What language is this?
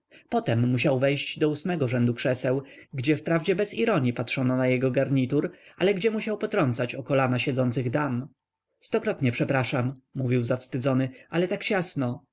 Polish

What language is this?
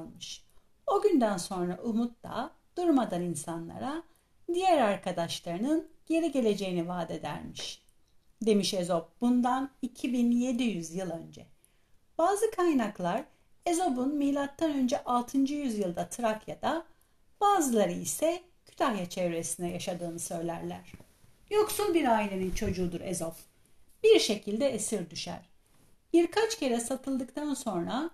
Turkish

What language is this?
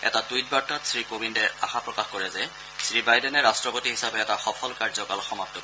Assamese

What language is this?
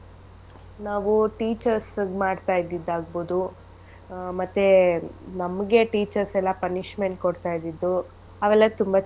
Kannada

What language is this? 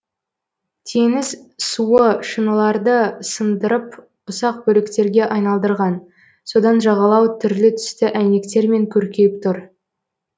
Kazakh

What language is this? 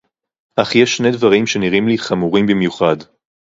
Hebrew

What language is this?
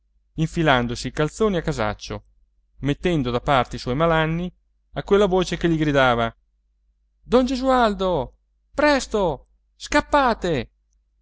Italian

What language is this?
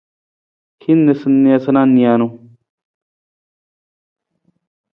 Nawdm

